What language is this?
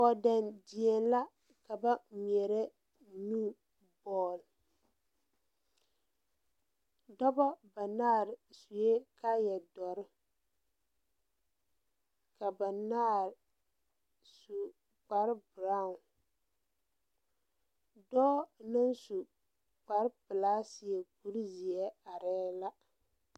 Southern Dagaare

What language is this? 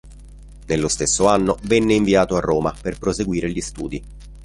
Italian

